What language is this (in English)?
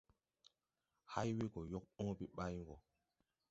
Tupuri